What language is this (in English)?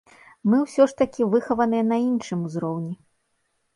Belarusian